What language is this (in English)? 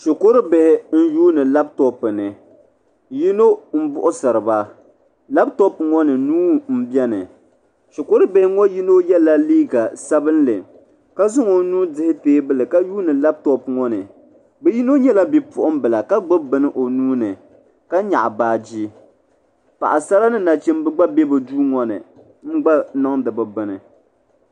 Dagbani